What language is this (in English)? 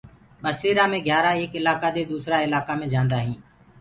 Gurgula